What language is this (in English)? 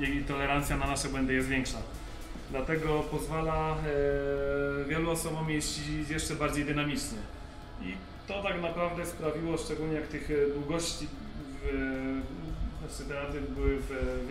Polish